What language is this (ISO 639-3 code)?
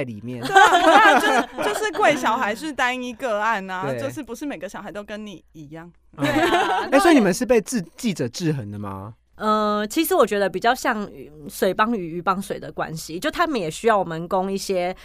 zho